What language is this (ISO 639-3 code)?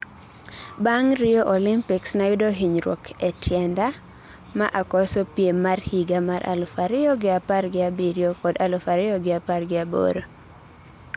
luo